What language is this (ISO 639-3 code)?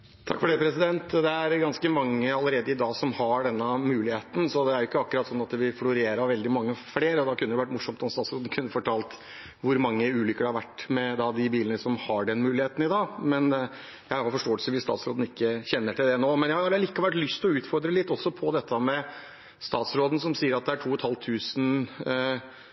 nor